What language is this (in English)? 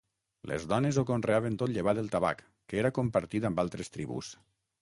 Catalan